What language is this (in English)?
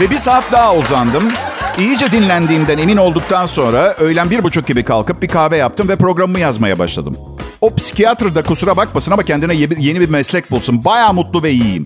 Turkish